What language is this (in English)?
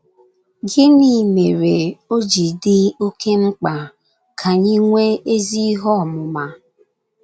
Igbo